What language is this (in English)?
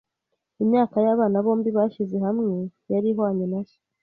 Kinyarwanda